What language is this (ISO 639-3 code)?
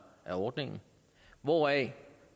dan